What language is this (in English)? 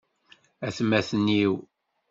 Kabyle